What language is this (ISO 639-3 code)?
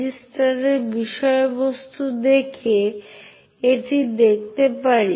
ben